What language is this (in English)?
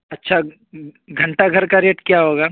Urdu